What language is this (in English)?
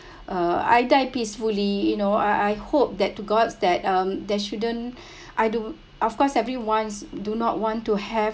English